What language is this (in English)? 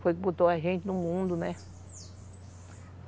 Portuguese